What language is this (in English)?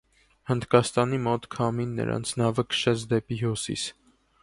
Armenian